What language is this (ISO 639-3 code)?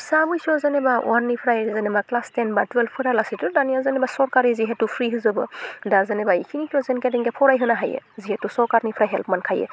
brx